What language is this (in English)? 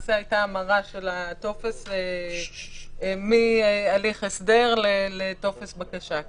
Hebrew